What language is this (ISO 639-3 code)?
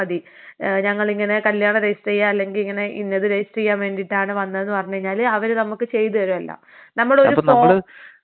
mal